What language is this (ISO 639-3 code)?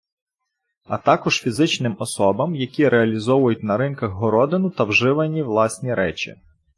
ukr